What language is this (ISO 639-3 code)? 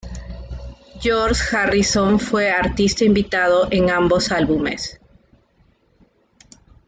spa